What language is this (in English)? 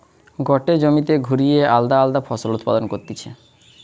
Bangla